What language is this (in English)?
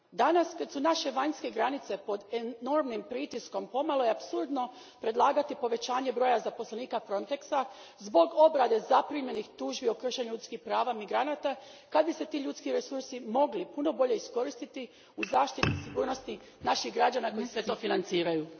Croatian